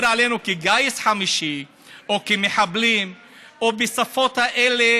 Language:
Hebrew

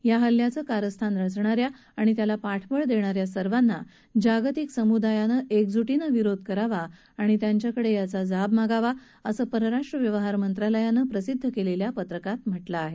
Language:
Marathi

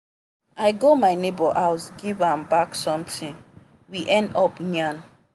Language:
Nigerian Pidgin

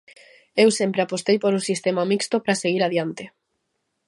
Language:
Galician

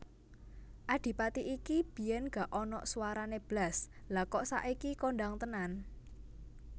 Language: Javanese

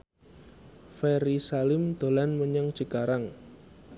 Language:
Javanese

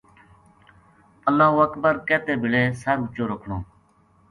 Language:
Gujari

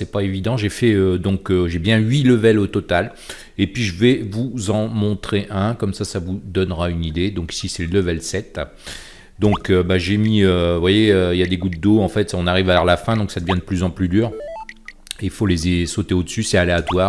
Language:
French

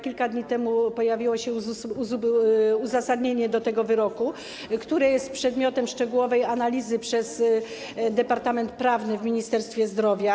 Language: Polish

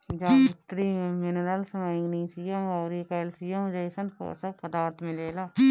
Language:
Bhojpuri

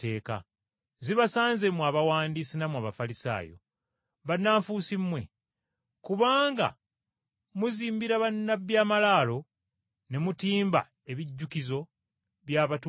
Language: Ganda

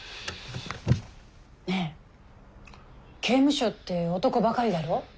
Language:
Japanese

